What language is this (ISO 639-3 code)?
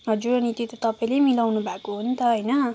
nep